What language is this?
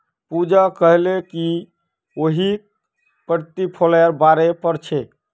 Magahi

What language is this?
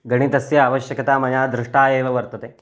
Sanskrit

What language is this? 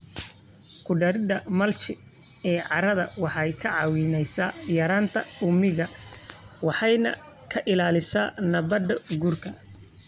Somali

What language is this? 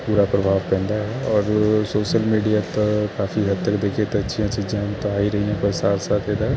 Punjabi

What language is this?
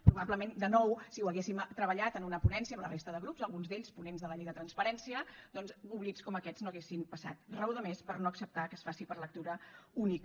Catalan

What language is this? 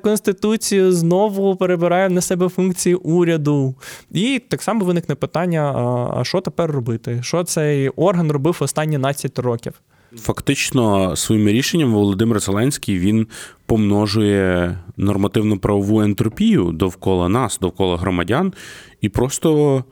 Ukrainian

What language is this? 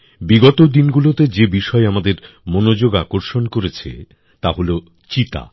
Bangla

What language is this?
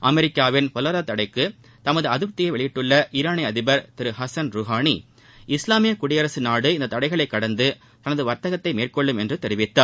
Tamil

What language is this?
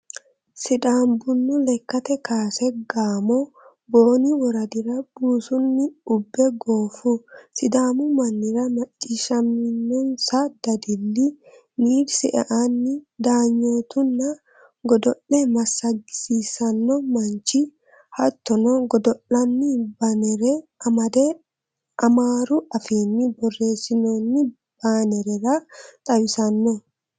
Sidamo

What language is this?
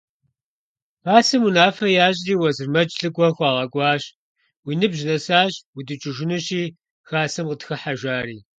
Kabardian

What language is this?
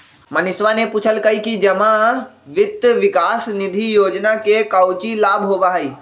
Magahi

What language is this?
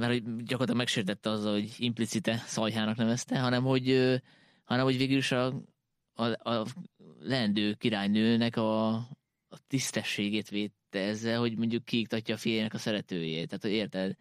Hungarian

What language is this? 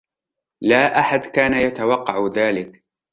Arabic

